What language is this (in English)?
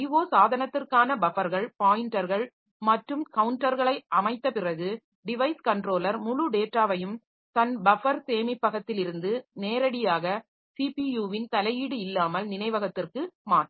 Tamil